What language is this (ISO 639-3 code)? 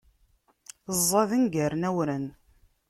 kab